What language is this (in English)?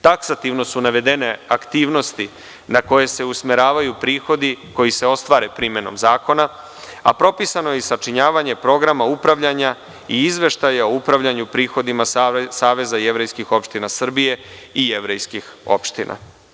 Serbian